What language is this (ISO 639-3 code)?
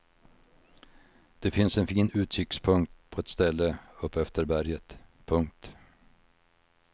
swe